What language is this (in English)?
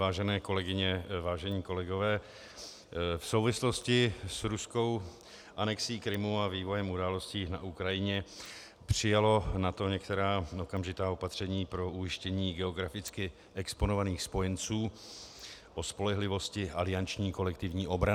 Czech